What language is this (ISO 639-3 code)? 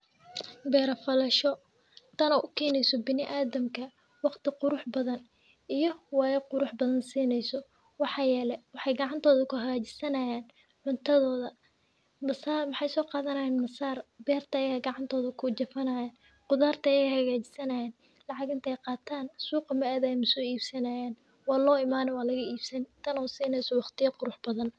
som